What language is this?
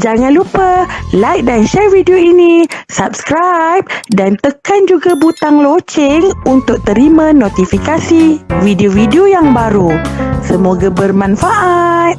Malay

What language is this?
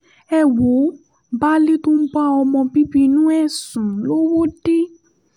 Yoruba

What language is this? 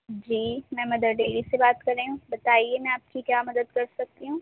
Urdu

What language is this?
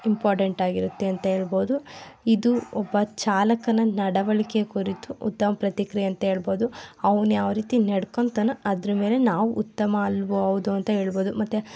Kannada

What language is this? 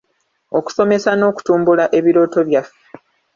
Ganda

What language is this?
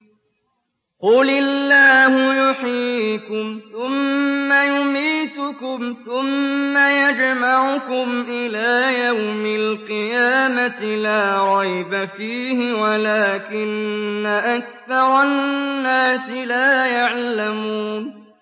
Arabic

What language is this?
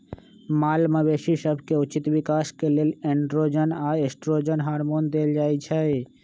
Magahi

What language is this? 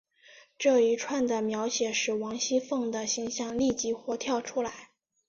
Chinese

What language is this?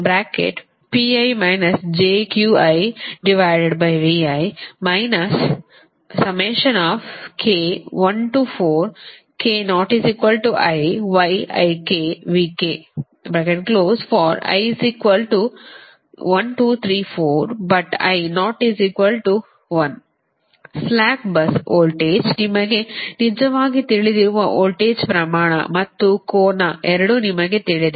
Kannada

